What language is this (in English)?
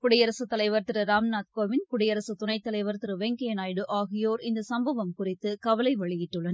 Tamil